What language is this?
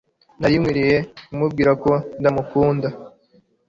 Kinyarwanda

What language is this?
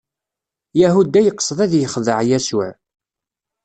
Kabyle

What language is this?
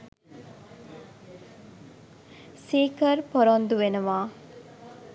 Sinhala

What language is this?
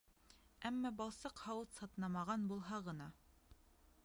Bashkir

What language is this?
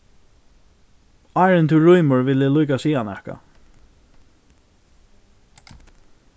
Faroese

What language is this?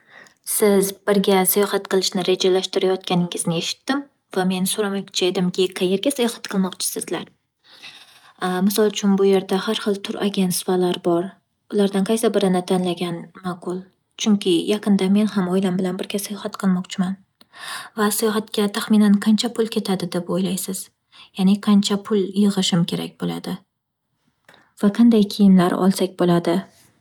Uzbek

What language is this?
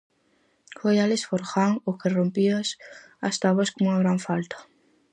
Galician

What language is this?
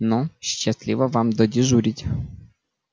Russian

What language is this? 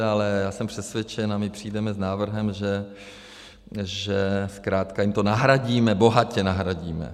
Czech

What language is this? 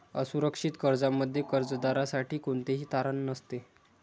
Marathi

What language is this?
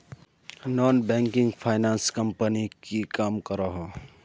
Magahi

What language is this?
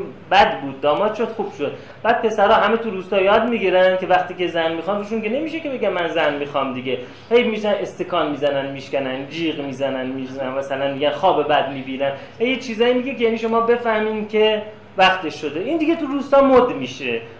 Persian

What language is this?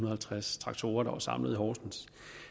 Danish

